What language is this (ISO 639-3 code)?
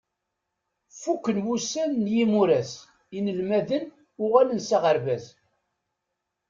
kab